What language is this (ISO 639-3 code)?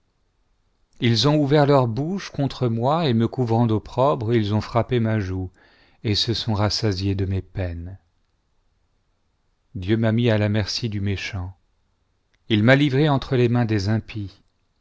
fra